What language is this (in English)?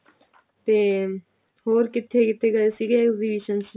Punjabi